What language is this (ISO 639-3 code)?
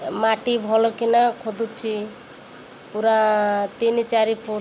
ori